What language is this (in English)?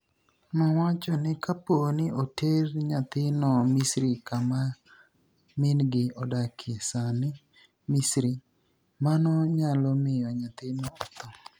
Luo (Kenya and Tanzania)